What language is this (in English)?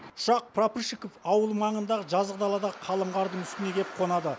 Kazakh